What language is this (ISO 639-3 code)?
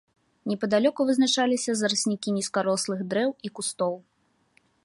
bel